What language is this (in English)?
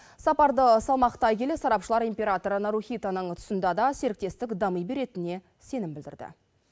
Kazakh